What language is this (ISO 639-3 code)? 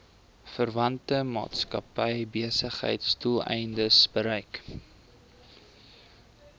afr